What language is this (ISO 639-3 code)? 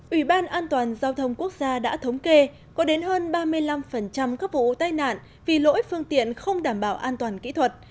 vie